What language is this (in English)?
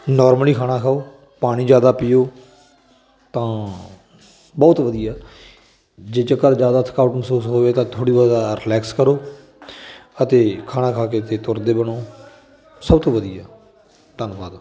Punjabi